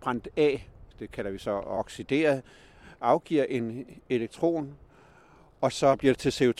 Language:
Danish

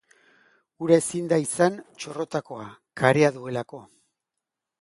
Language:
Basque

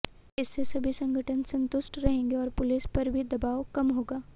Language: Hindi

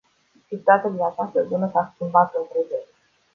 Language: Romanian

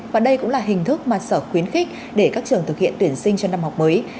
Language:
Vietnamese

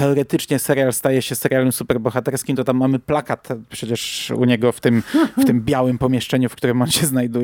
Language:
Polish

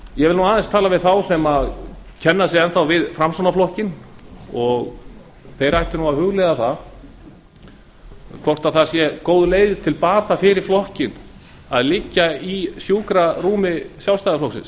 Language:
Icelandic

